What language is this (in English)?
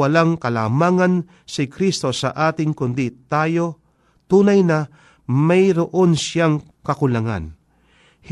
Filipino